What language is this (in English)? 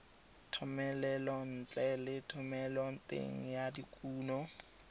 Tswana